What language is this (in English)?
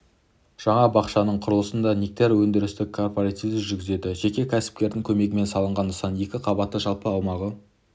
Kazakh